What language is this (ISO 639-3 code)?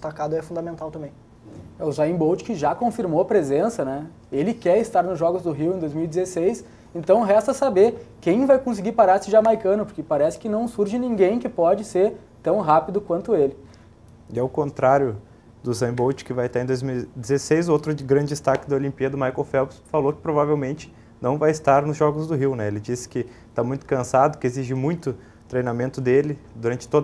por